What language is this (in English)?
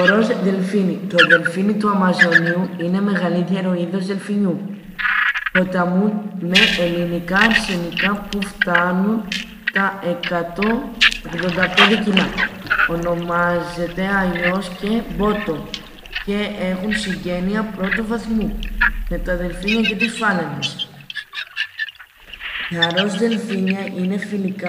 Greek